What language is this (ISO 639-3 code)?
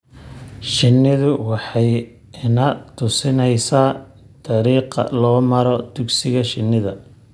som